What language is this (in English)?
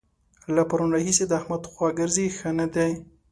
Pashto